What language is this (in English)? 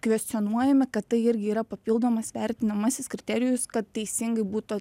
Lithuanian